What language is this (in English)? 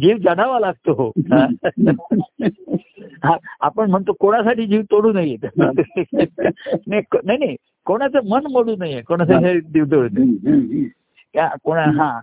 Marathi